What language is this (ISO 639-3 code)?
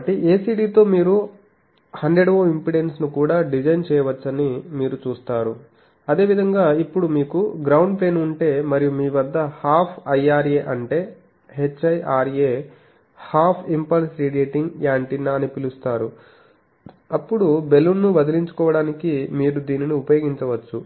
tel